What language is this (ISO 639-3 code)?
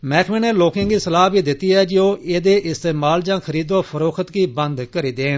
doi